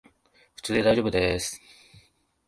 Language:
Japanese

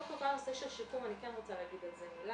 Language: Hebrew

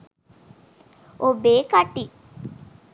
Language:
Sinhala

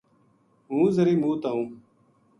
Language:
Gujari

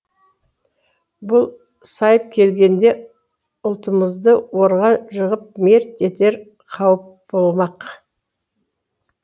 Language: Kazakh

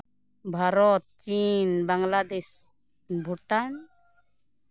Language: Santali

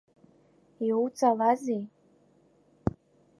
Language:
Abkhazian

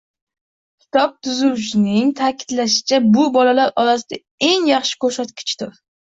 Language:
Uzbek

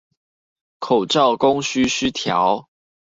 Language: Chinese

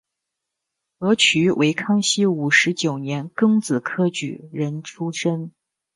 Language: Chinese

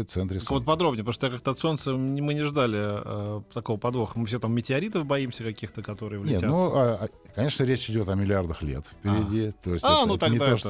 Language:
Russian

